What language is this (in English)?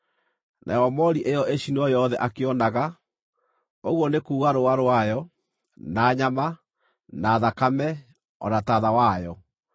Kikuyu